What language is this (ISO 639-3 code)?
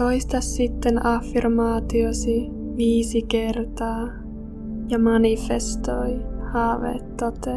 fin